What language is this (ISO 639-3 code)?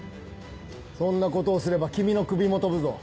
jpn